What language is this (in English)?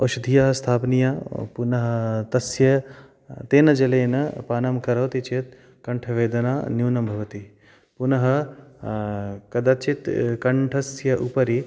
Sanskrit